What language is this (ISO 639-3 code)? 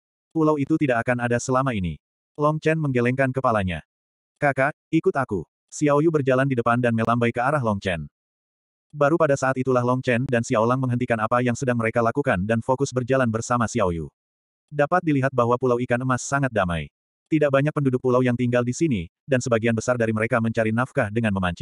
ind